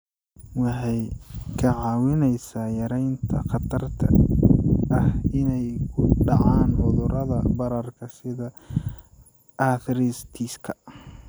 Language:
Somali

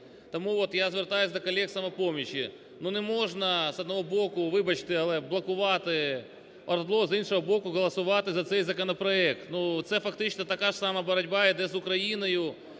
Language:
Ukrainian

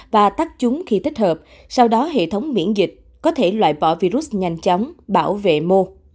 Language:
Vietnamese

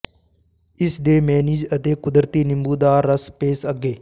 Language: Punjabi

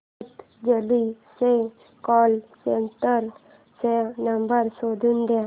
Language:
Marathi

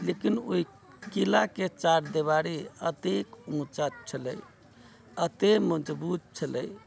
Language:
Maithili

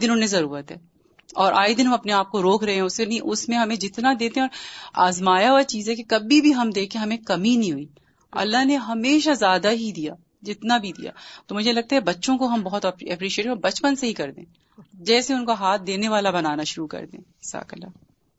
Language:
Urdu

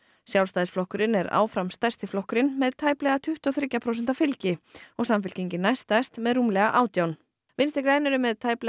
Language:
Icelandic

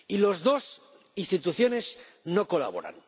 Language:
Spanish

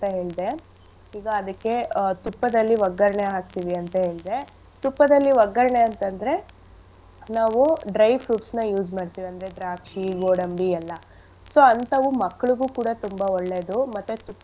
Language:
Kannada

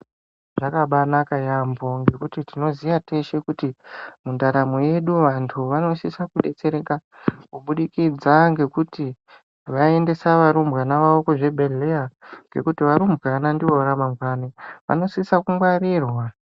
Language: Ndau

